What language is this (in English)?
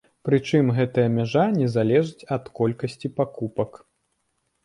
Belarusian